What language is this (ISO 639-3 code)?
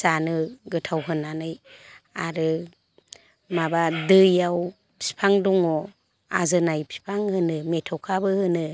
brx